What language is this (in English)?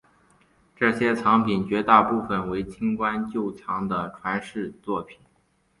Chinese